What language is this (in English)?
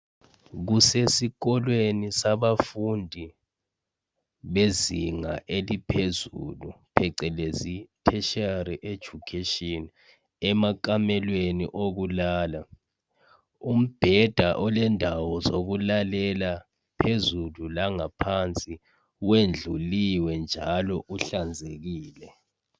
North Ndebele